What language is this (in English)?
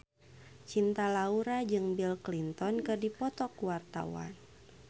Sundanese